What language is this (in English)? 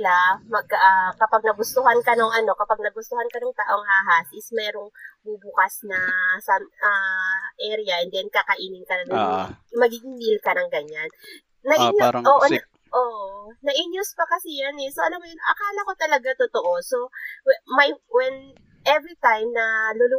Filipino